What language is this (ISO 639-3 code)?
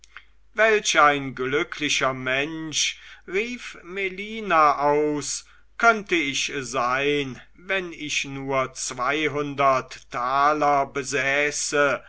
deu